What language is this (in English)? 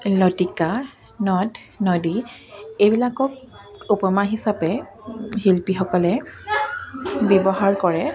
Assamese